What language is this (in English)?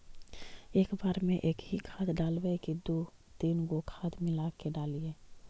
Magahi